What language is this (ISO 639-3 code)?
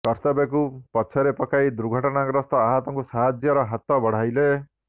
ori